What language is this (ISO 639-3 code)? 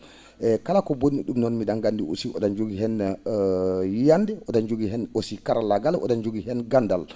ful